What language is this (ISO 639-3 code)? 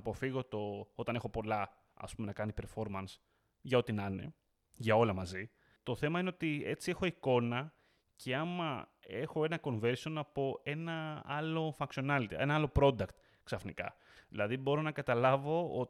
ell